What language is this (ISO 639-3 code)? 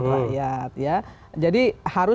ind